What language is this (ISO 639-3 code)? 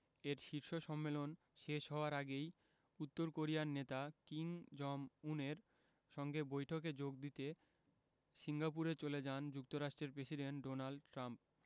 ben